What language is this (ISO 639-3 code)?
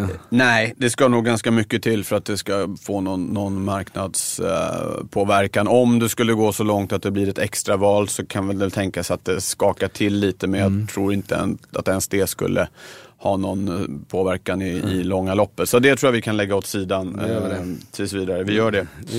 swe